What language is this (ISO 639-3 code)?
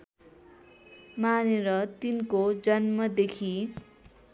nep